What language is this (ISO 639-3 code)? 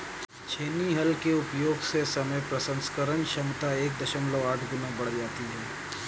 hin